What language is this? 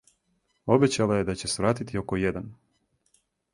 Serbian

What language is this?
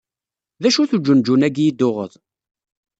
Kabyle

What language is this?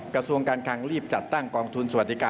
Thai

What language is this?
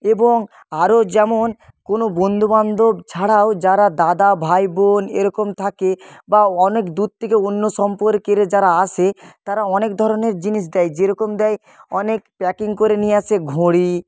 Bangla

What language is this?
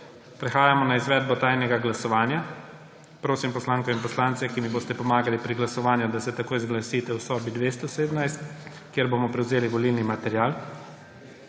Slovenian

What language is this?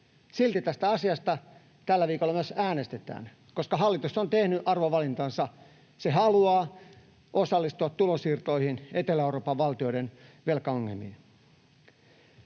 Finnish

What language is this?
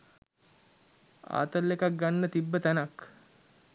Sinhala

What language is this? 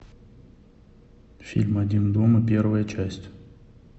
Russian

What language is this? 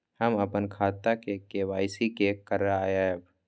Maithili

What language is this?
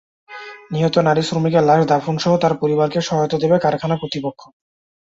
Bangla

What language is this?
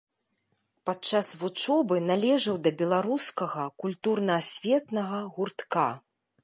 Belarusian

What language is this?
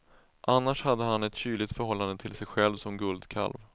Swedish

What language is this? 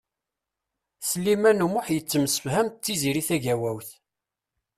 Kabyle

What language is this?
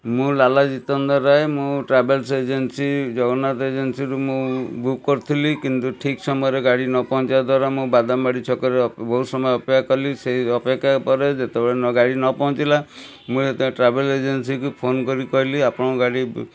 Odia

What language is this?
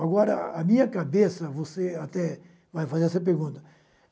Portuguese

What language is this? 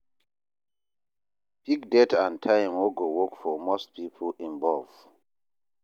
Nigerian Pidgin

